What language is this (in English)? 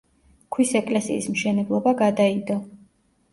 Georgian